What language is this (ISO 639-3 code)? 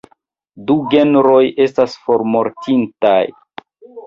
epo